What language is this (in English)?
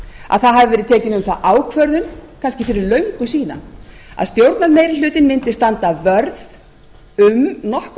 Icelandic